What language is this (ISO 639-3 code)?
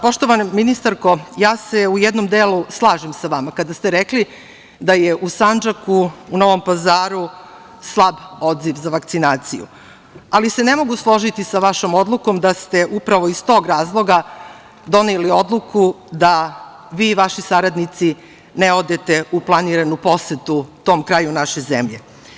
srp